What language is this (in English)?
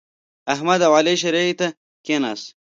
Pashto